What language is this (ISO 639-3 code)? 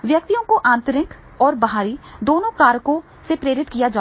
hin